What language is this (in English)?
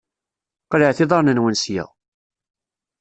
Kabyle